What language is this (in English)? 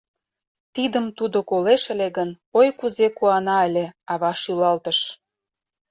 Mari